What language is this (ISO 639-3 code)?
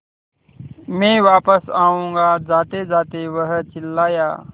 hin